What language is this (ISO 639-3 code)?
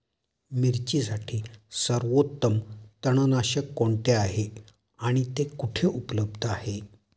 mar